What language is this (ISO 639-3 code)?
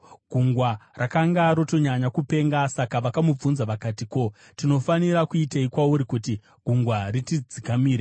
sna